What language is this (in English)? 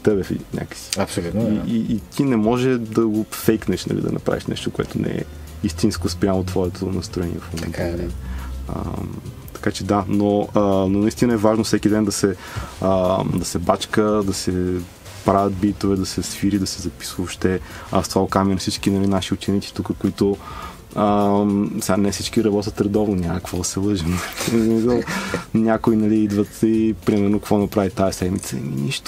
Bulgarian